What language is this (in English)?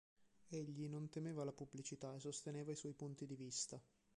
Italian